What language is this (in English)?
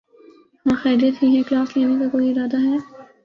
Urdu